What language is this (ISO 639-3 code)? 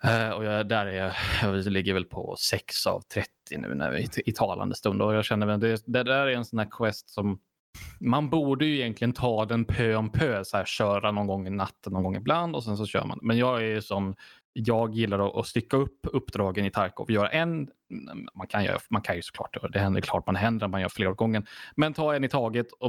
swe